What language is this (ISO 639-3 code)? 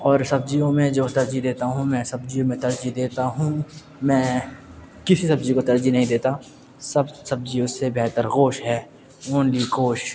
urd